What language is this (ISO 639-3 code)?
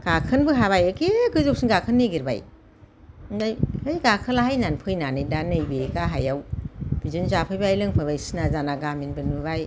brx